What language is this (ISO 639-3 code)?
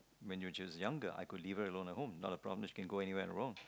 eng